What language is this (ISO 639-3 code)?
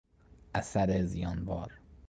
fas